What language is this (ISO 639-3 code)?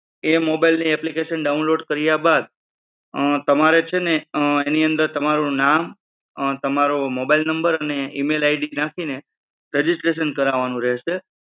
guj